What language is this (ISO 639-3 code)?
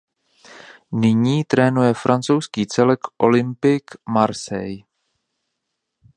ces